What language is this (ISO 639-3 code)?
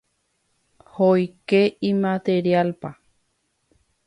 grn